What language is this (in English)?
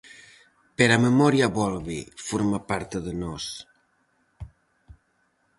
Galician